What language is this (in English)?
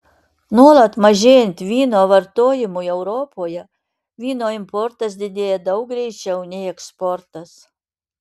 Lithuanian